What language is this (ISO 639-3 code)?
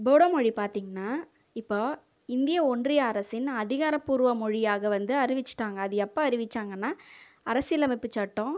tam